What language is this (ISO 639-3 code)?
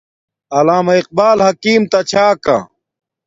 dmk